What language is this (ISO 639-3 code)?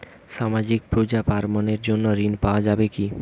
ben